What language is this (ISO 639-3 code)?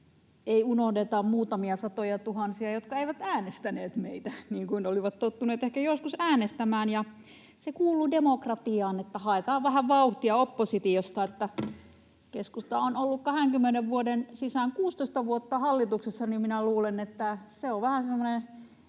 fin